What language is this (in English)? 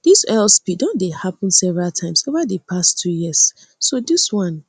Nigerian Pidgin